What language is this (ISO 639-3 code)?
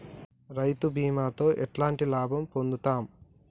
tel